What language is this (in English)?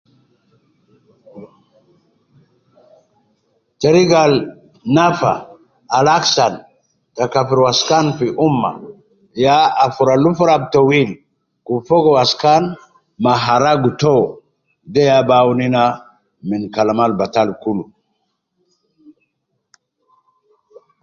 Nubi